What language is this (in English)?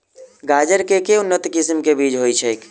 Maithili